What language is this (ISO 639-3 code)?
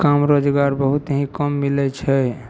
mai